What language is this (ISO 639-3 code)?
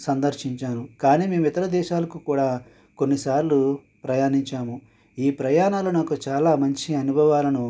tel